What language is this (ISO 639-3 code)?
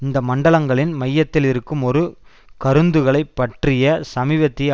tam